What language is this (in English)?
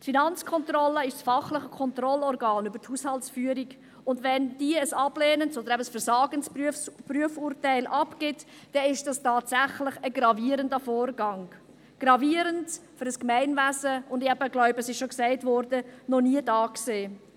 Swiss German